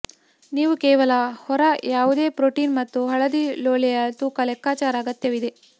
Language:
Kannada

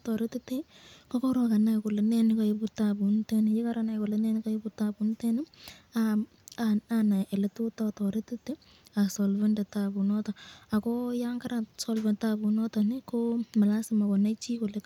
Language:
Kalenjin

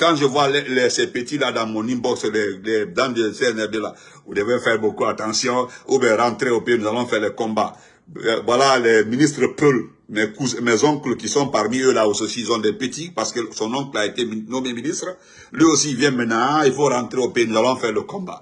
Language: French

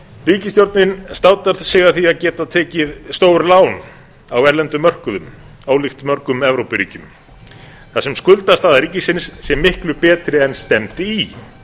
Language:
Icelandic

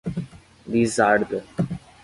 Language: Portuguese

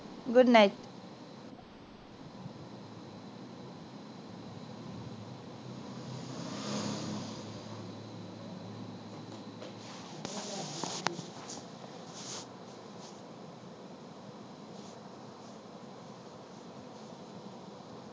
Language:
Punjabi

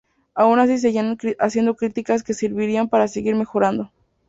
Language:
Spanish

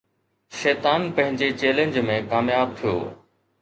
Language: Sindhi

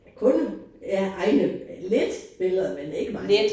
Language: Danish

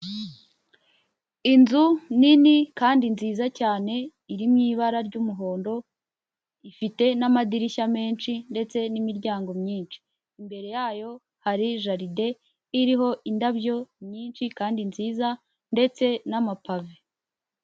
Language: Kinyarwanda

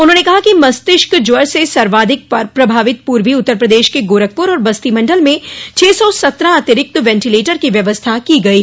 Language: Hindi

